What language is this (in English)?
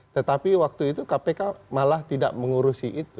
Indonesian